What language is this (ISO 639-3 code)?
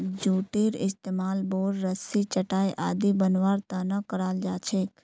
mag